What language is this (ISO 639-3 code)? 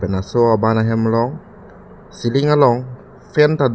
mjw